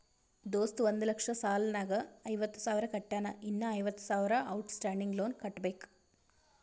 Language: Kannada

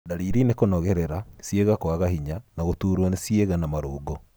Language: Kikuyu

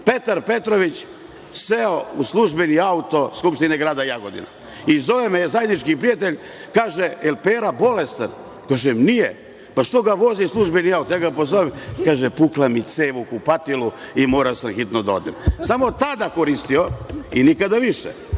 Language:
Serbian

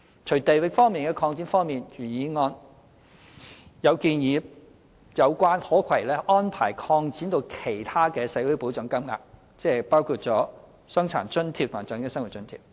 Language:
Cantonese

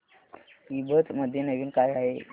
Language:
Marathi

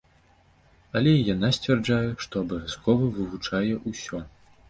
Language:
Belarusian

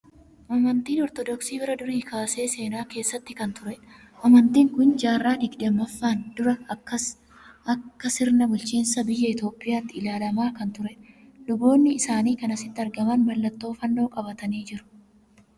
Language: Oromo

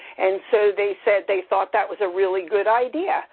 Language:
English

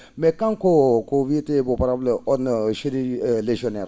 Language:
Fula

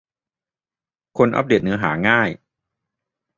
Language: Thai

